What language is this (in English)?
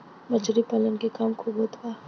Bhojpuri